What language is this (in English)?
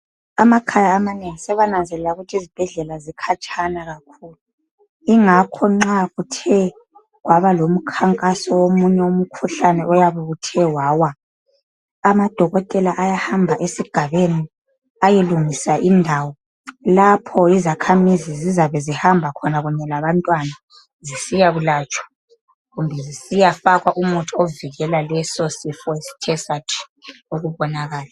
North Ndebele